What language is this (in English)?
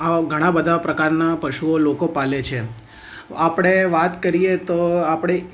Gujarati